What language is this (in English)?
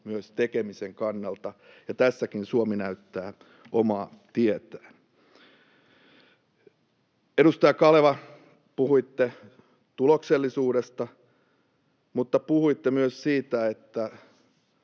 Finnish